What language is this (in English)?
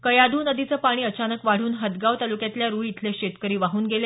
Marathi